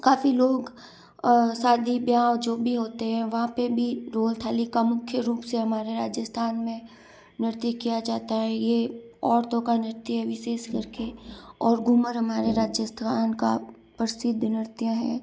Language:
Hindi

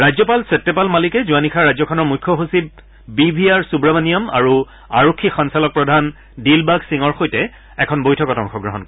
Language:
Assamese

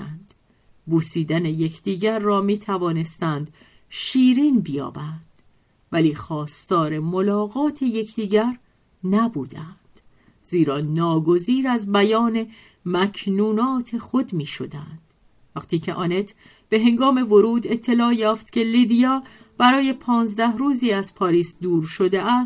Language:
Persian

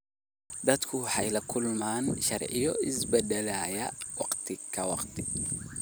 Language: Somali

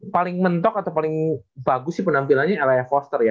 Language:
Indonesian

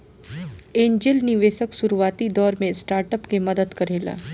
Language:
Bhojpuri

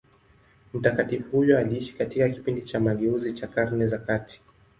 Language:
Swahili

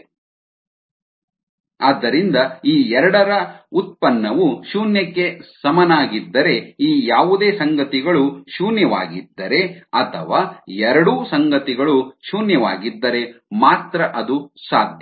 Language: Kannada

